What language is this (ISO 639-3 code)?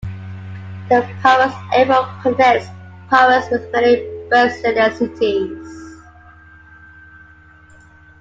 eng